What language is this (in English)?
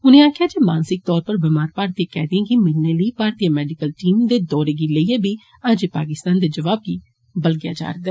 Dogri